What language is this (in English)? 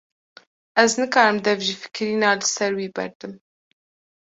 Kurdish